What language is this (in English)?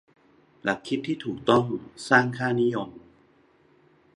Thai